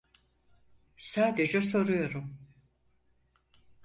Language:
Turkish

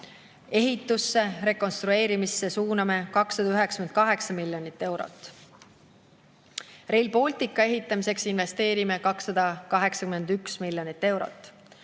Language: Estonian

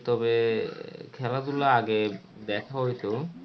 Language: Bangla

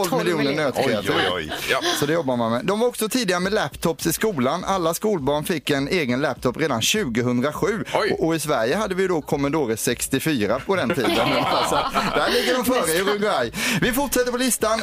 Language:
Swedish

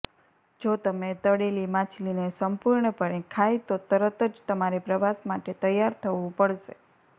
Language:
Gujarati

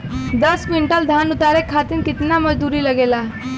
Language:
Bhojpuri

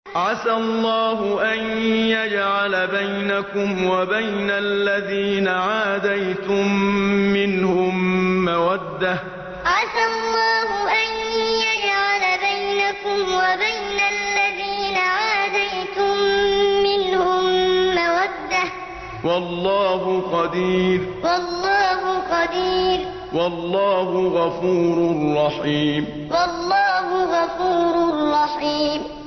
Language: Arabic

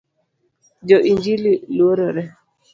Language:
Luo (Kenya and Tanzania)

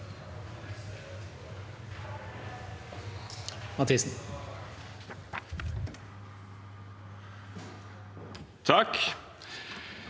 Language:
Norwegian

